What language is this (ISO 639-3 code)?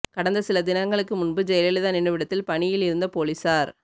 tam